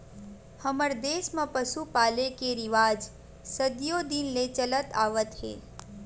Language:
Chhattisgarhi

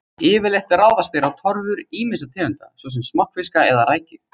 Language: Icelandic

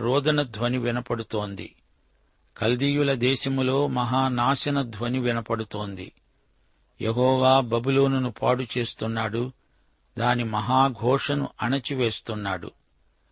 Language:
Telugu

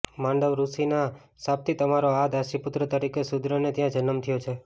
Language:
Gujarati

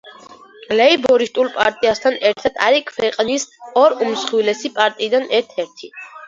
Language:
Georgian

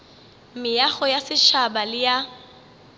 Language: Northern Sotho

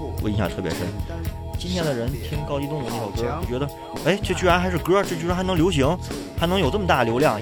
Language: Chinese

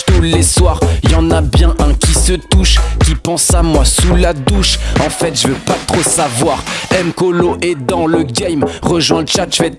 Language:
French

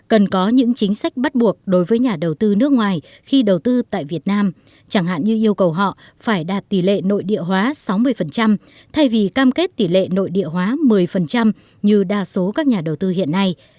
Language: Vietnamese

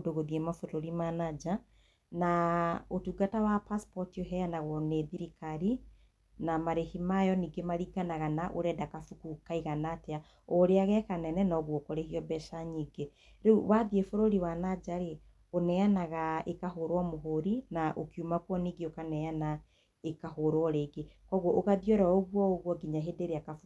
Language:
Kikuyu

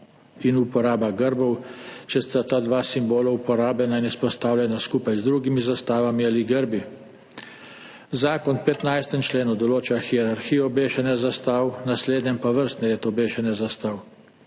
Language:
Slovenian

